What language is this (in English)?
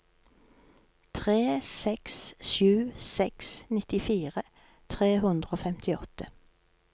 Norwegian